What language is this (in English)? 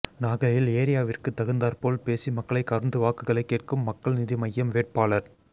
Tamil